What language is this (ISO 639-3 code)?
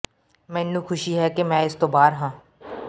pan